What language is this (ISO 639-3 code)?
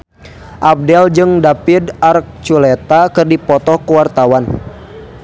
sun